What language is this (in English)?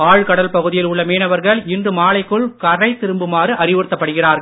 Tamil